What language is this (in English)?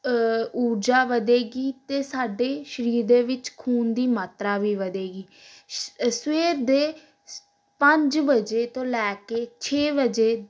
Punjabi